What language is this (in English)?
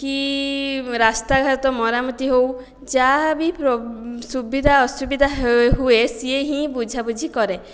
Odia